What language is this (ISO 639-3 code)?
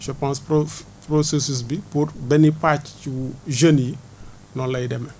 wol